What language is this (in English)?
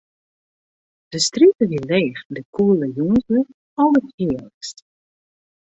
Western Frisian